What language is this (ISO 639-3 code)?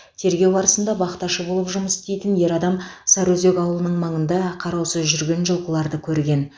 kaz